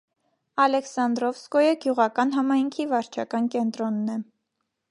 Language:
Armenian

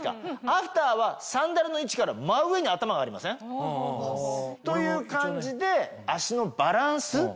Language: Japanese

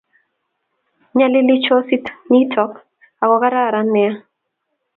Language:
Kalenjin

